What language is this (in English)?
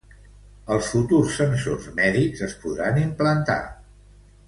Catalan